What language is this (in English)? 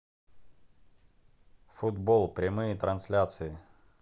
Russian